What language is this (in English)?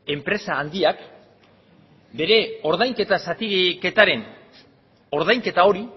Basque